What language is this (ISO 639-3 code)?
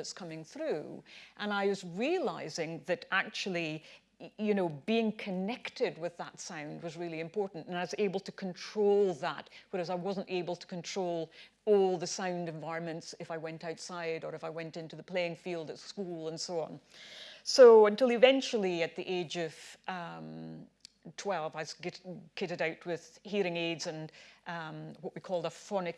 eng